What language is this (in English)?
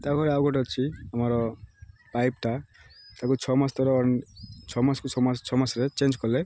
Odia